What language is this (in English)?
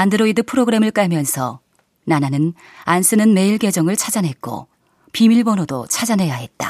Korean